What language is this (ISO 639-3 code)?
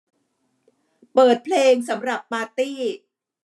tha